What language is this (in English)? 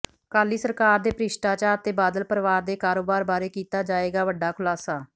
Punjabi